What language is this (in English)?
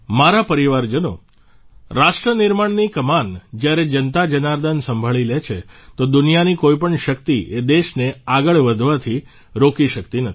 Gujarati